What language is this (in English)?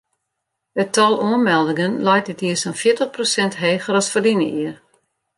Western Frisian